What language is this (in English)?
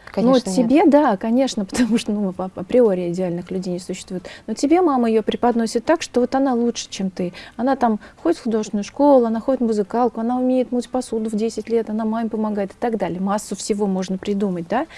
Russian